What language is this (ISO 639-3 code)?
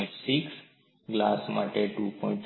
guj